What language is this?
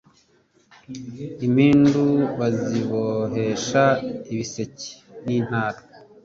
Kinyarwanda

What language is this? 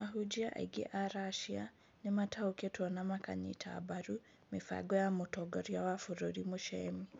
Kikuyu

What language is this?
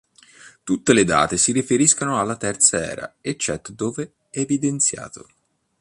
Italian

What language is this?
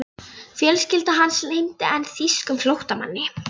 Icelandic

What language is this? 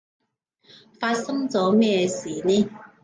Cantonese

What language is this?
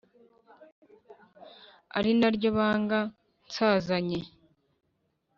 Kinyarwanda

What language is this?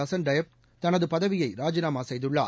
Tamil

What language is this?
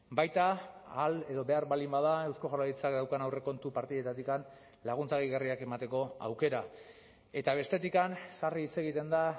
Basque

